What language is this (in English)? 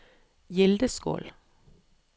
Norwegian